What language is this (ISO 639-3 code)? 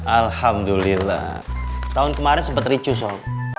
ind